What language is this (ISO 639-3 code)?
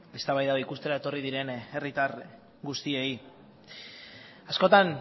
eus